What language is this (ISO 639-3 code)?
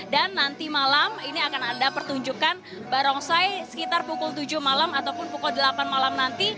ind